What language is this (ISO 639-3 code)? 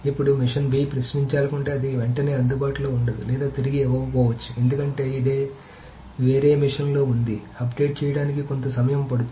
tel